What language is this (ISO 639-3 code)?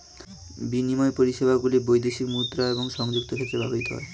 ben